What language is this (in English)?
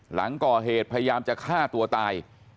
Thai